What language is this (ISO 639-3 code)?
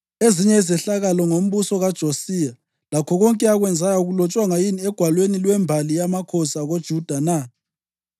nde